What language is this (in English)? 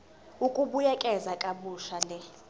Zulu